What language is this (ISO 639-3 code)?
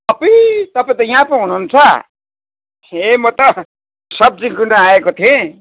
nep